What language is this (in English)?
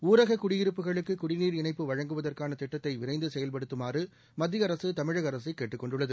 Tamil